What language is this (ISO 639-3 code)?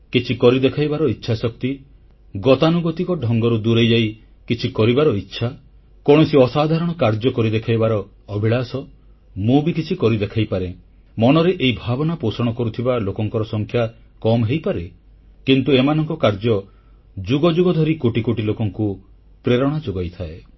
ori